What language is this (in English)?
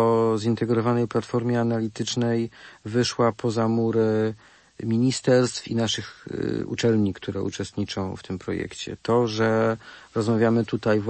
Polish